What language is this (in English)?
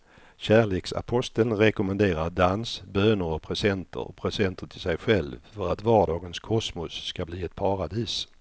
Swedish